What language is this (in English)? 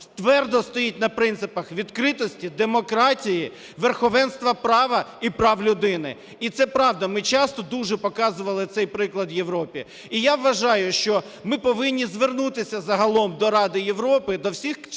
Ukrainian